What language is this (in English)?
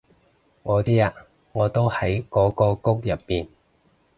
Cantonese